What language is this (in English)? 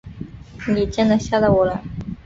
Chinese